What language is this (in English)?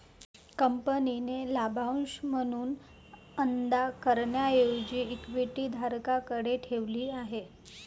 Marathi